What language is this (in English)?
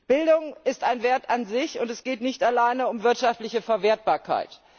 German